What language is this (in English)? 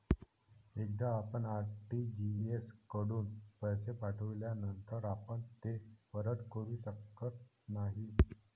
Marathi